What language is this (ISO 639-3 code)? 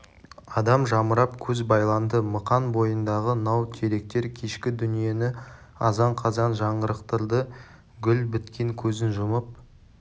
kaz